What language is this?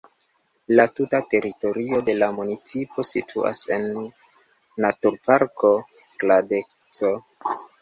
Esperanto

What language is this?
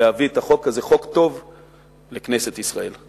Hebrew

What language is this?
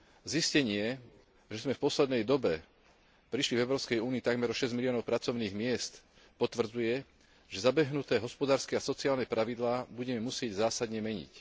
Slovak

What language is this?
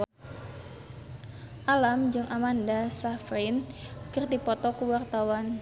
Sundanese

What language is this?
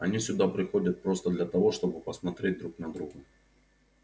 Russian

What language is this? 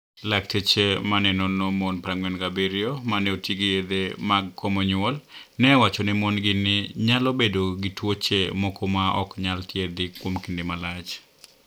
Luo (Kenya and Tanzania)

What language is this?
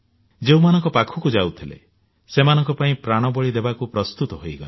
Odia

